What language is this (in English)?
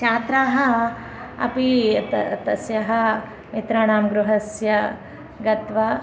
Sanskrit